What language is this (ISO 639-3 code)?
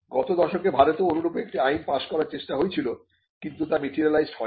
ben